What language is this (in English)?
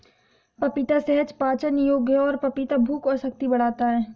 Hindi